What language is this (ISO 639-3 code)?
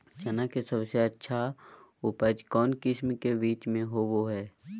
mag